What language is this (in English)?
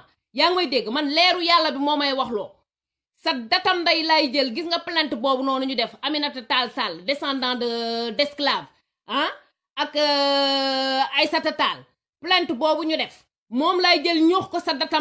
French